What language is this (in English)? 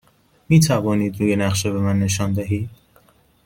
Persian